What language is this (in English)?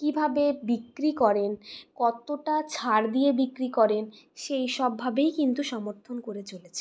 Bangla